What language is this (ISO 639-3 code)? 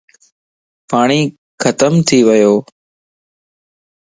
lss